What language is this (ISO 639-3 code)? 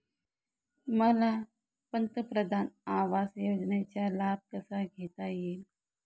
mar